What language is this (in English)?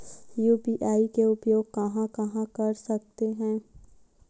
Chhattisgarhi